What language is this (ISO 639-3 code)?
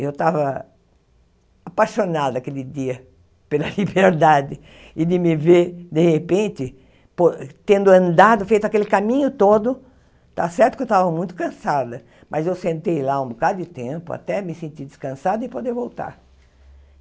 por